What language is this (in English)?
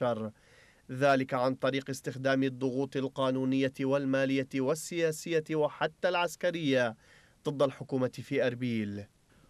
Arabic